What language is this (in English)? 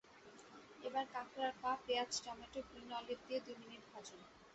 Bangla